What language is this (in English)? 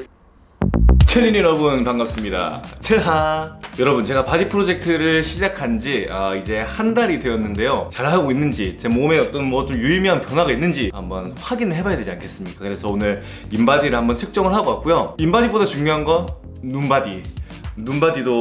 Korean